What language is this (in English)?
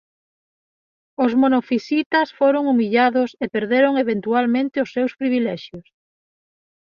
Galician